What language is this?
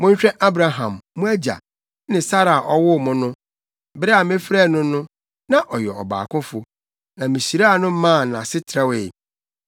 Akan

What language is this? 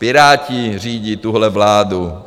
Czech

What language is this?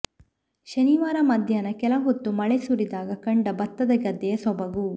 Kannada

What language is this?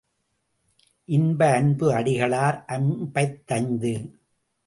Tamil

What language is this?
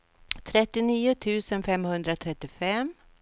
Swedish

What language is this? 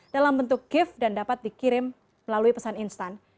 Indonesian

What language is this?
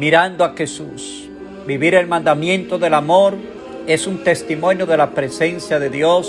Spanish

